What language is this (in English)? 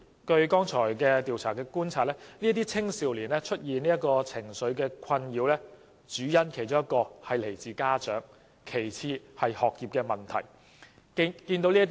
Cantonese